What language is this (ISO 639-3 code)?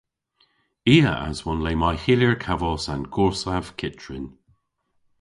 cor